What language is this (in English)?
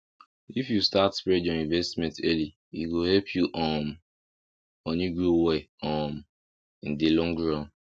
Nigerian Pidgin